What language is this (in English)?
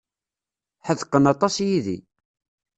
Kabyle